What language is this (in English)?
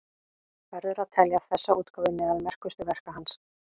Icelandic